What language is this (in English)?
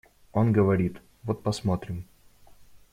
Russian